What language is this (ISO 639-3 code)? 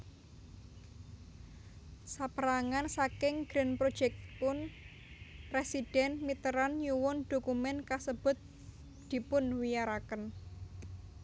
jav